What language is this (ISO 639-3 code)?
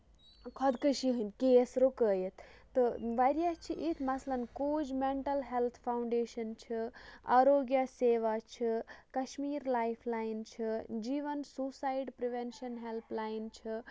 kas